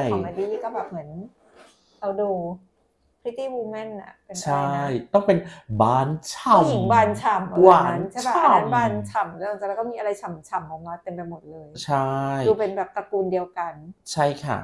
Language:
Thai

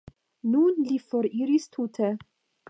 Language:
Esperanto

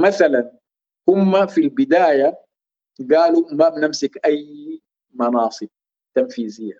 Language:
Arabic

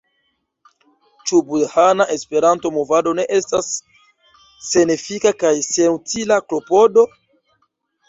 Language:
Esperanto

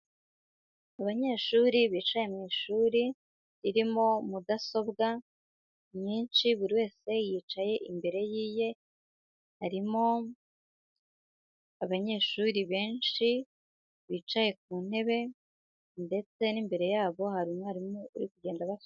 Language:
Kinyarwanda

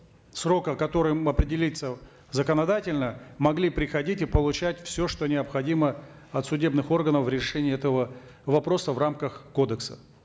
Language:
Kazakh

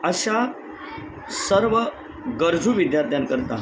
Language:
Marathi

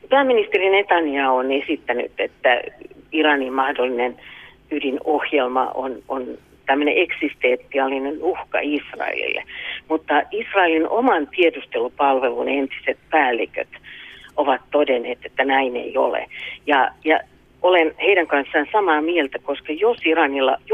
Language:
Finnish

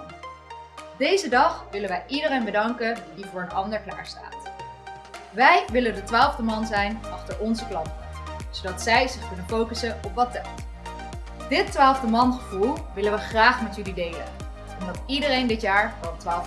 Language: Dutch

